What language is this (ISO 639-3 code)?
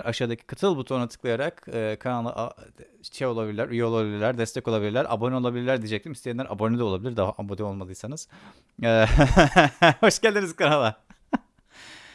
tur